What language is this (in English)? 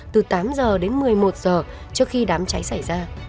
Vietnamese